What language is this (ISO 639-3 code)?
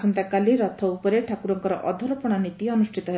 ori